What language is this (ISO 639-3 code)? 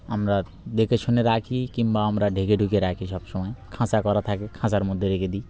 ben